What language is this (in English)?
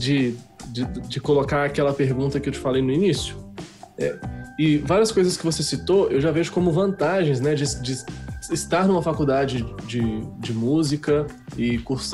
Portuguese